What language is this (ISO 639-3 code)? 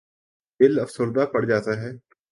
urd